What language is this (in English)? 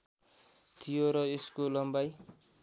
Nepali